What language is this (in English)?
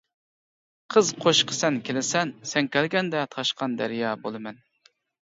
Uyghur